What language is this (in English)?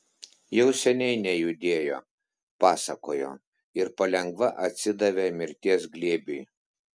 Lithuanian